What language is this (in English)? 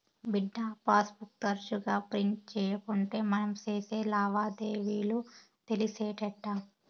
Telugu